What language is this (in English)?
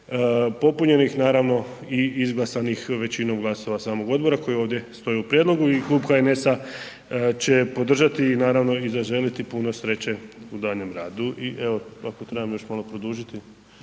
Croatian